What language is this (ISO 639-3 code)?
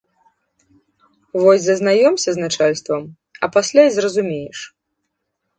bel